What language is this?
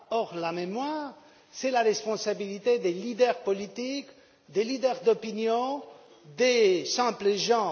French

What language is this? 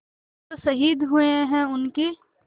Hindi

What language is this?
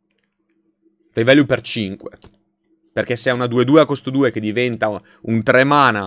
Italian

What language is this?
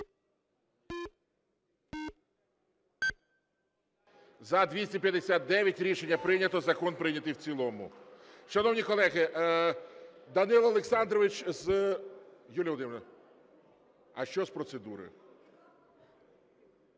Ukrainian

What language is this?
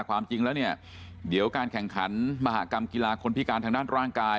Thai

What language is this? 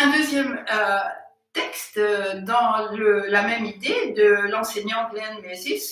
French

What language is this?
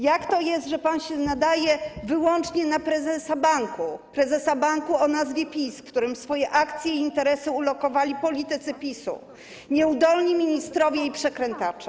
Polish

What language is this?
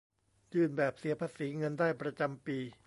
Thai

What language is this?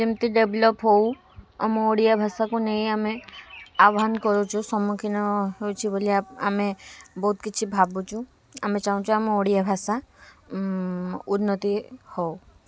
Odia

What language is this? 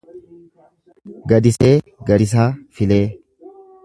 Oromo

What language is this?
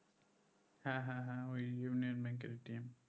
Bangla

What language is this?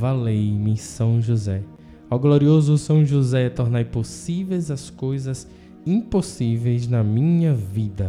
Portuguese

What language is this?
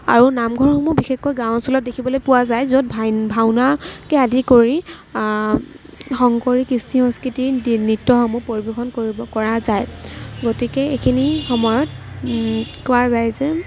Assamese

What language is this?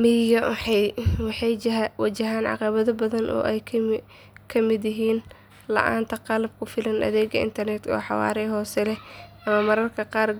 Somali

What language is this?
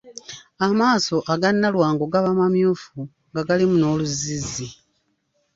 Ganda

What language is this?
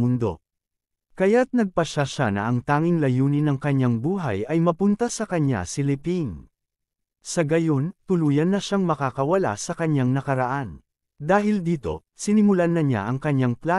Filipino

